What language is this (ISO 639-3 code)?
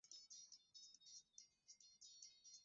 swa